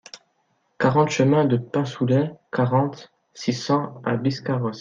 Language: French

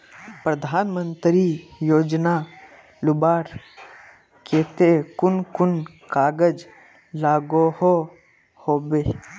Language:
Magahi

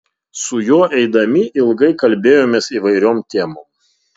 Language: Lithuanian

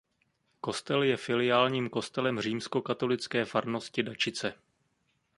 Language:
Czech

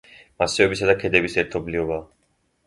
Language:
Georgian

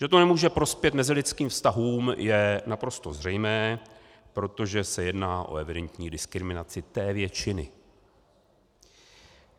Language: Czech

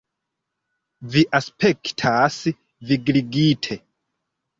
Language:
Esperanto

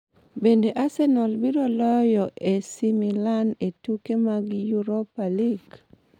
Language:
Luo (Kenya and Tanzania)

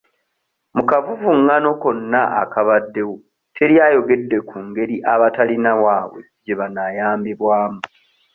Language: Ganda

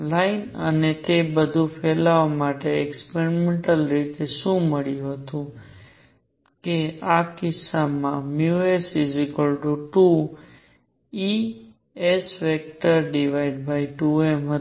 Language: Gujarati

